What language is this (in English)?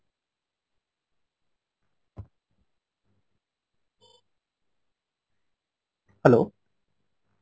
Bangla